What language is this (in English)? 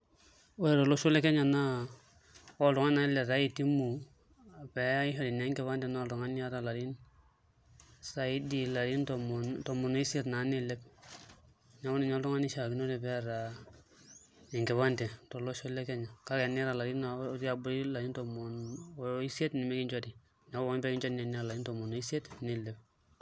Masai